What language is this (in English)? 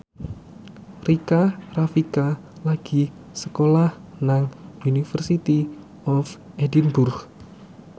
Javanese